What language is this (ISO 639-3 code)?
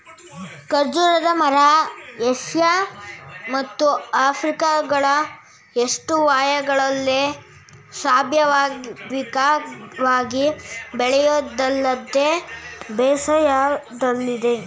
kan